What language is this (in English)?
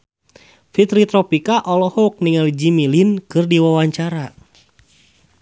Sundanese